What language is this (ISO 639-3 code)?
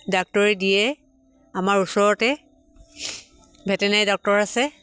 asm